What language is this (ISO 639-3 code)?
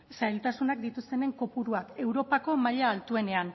eus